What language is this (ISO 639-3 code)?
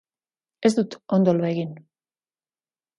eus